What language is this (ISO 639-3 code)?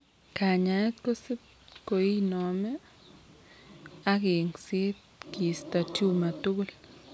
kln